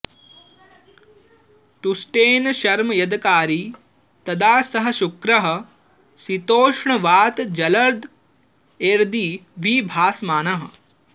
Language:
Sanskrit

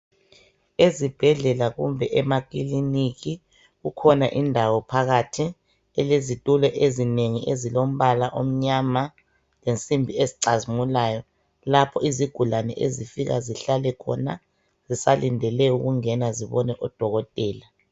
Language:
North Ndebele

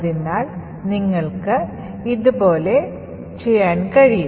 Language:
Malayalam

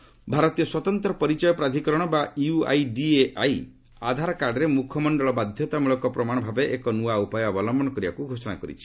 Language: Odia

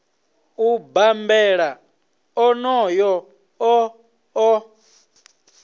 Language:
Venda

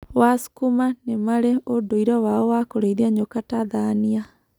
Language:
Kikuyu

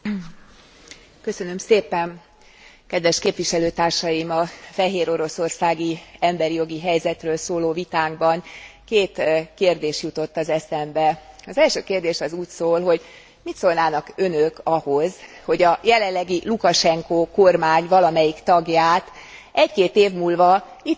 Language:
Hungarian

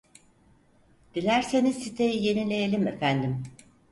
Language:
Turkish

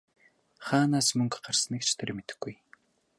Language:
Mongolian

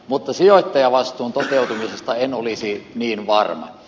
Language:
Finnish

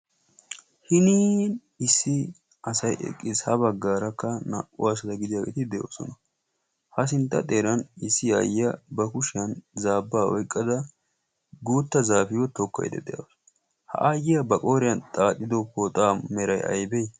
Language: Wolaytta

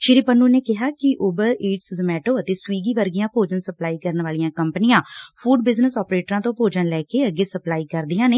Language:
Punjabi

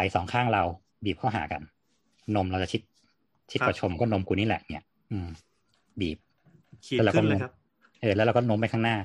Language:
Thai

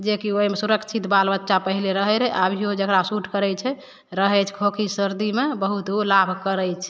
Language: Maithili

